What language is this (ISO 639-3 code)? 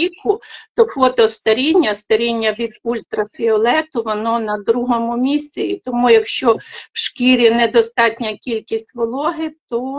ukr